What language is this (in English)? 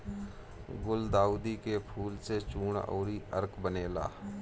Bhojpuri